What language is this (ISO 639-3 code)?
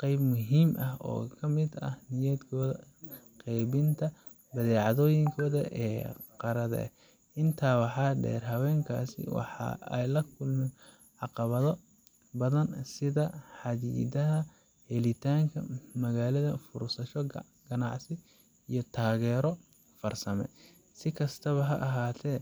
som